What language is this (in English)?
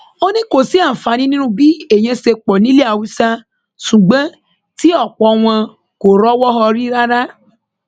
Yoruba